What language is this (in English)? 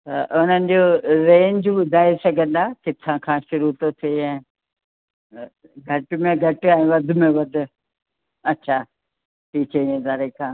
Sindhi